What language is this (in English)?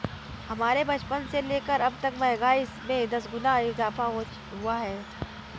Hindi